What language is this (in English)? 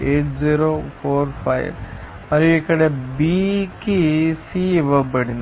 Telugu